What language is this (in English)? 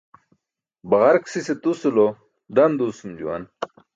Burushaski